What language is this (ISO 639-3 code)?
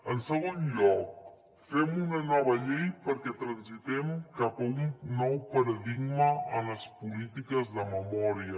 cat